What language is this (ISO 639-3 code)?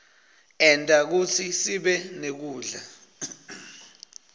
ssw